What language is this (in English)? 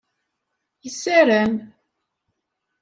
Kabyle